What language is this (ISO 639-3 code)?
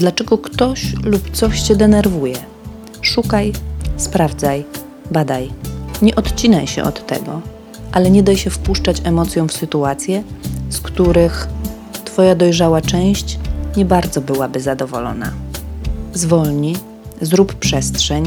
pol